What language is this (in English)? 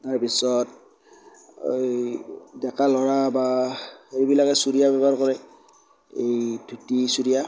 Assamese